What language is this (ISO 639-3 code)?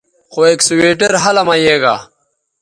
btv